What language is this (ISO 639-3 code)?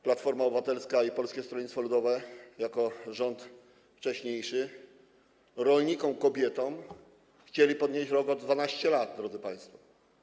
pol